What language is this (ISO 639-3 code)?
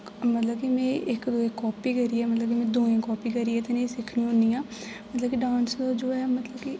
doi